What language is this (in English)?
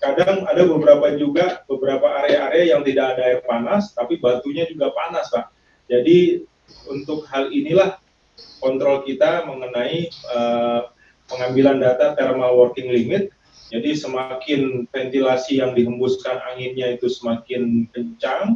Indonesian